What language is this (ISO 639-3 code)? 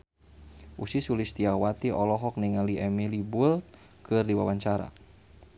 sun